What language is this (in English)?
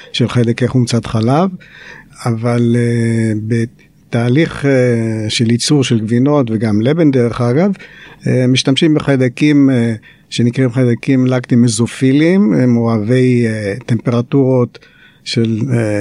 Hebrew